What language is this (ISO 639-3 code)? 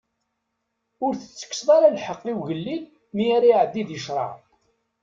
kab